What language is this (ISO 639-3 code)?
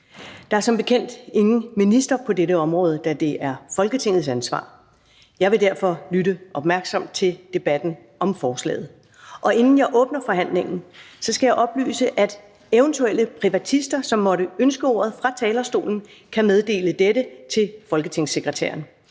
dan